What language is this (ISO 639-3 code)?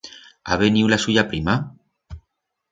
arg